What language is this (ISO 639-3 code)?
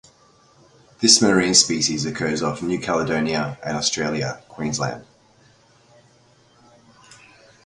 eng